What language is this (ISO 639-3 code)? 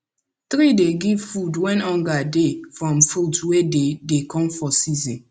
pcm